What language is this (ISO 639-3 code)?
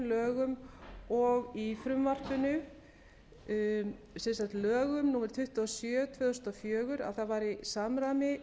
isl